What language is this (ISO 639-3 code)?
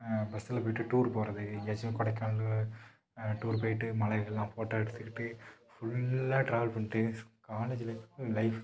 tam